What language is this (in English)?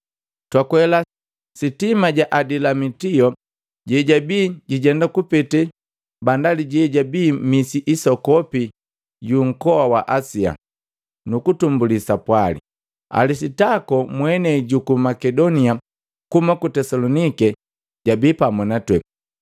Matengo